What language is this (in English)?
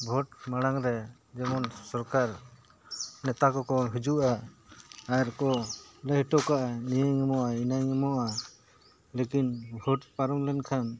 Santali